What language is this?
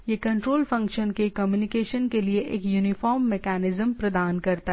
Hindi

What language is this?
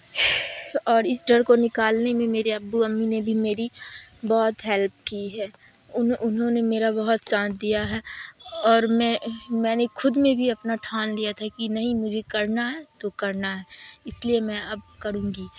Urdu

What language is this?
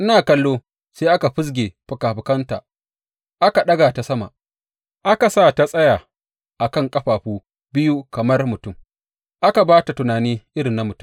Hausa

